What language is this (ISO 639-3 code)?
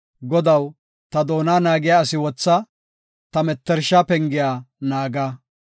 gof